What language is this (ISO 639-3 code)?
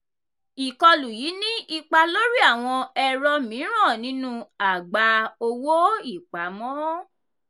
yor